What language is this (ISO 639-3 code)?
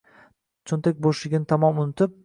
uzb